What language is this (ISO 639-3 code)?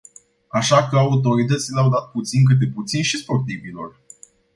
ron